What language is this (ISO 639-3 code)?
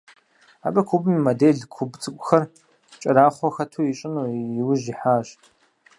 kbd